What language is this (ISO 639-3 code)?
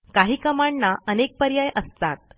mar